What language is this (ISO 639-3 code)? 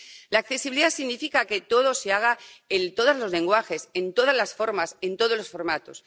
spa